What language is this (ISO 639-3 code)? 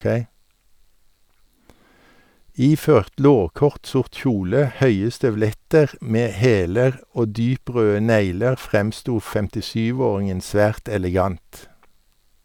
nor